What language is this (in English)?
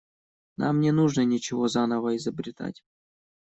Russian